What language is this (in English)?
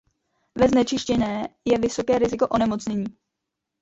Czech